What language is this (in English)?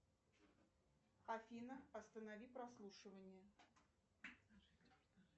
Russian